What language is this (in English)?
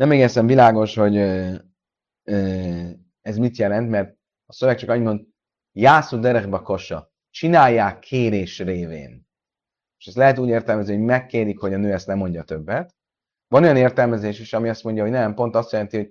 Hungarian